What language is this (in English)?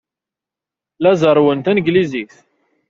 Kabyle